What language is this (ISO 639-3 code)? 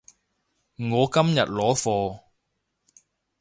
yue